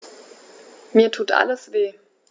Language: German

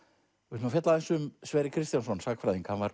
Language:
Icelandic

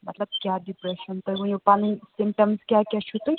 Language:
Kashmiri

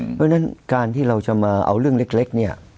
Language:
Thai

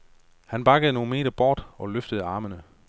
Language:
Danish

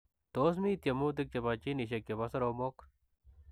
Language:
Kalenjin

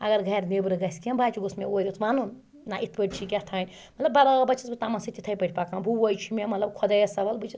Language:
Kashmiri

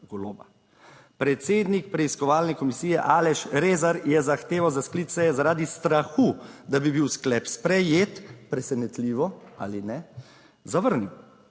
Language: Slovenian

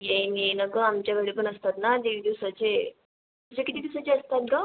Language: Marathi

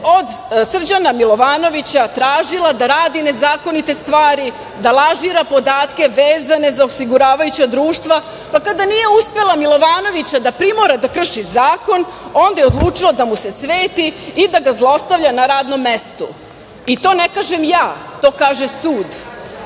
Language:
Serbian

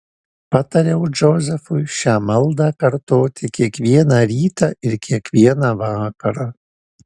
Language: Lithuanian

